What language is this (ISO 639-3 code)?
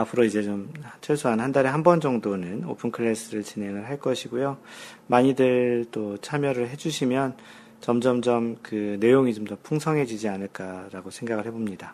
kor